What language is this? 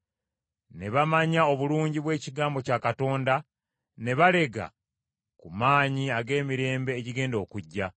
Ganda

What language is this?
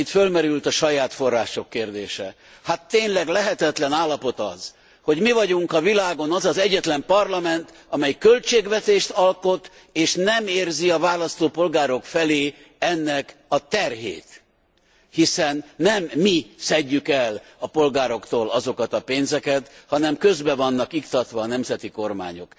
Hungarian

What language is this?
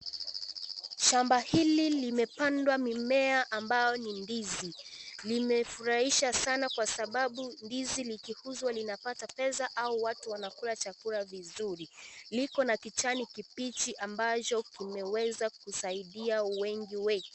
Swahili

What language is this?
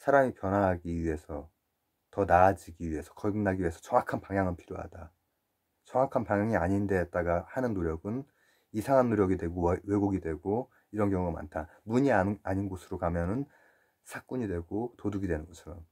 Korean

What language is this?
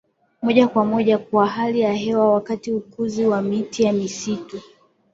Swahili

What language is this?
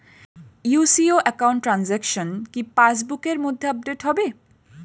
Bangla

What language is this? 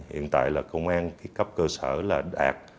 Vietnamese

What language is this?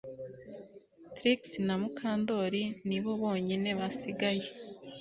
Kinyarwanda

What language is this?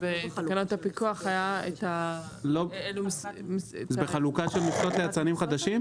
Hebrew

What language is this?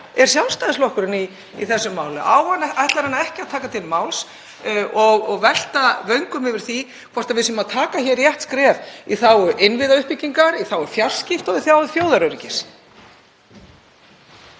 Icelandic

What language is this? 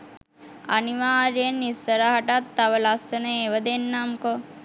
Sinhala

